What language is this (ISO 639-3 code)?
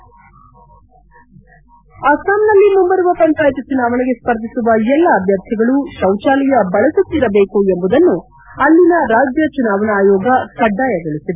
kan